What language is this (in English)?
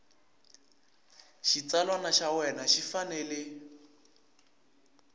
Tsonga